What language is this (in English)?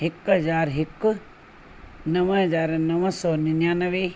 Sindhi